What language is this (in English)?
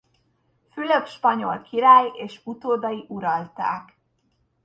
Hungarian